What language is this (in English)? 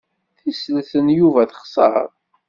Kabyle